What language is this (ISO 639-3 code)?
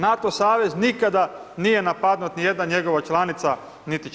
hrv